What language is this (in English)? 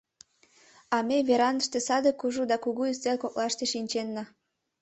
Mari